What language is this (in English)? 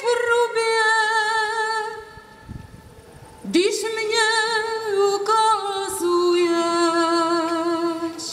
Czech